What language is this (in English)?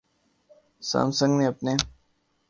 Urdu